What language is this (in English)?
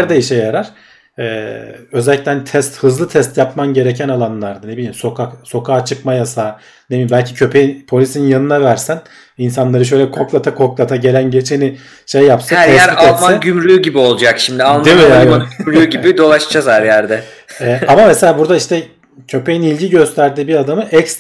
Turkish